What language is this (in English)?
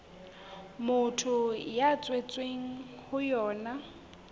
Southern Sotho